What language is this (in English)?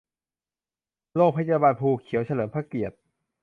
Thai